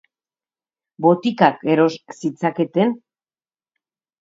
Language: Basque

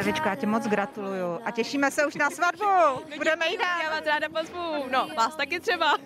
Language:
Czech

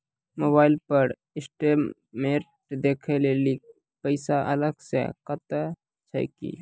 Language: Maithili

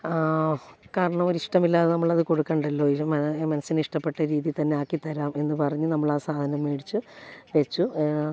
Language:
Malayalam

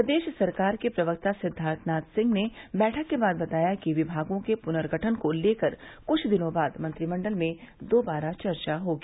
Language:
Hindi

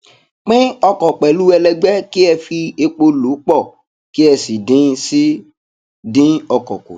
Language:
Yoruba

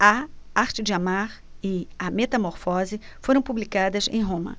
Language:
Portuguese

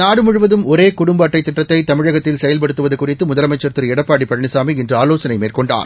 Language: Tamil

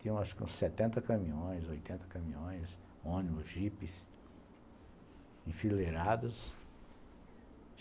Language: Portuguese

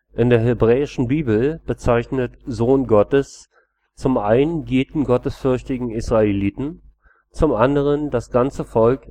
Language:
German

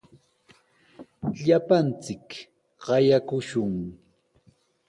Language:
Sihuas Ancash Quechua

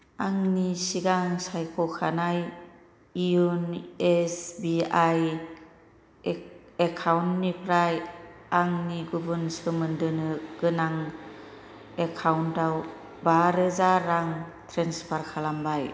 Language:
Bodo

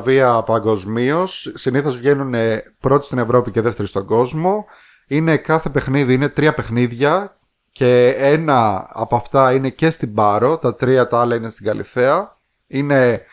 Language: Greek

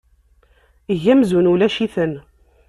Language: Kabyle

